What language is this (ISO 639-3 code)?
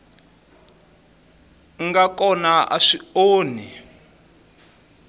tso